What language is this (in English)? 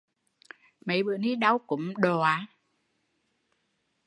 Vietnamese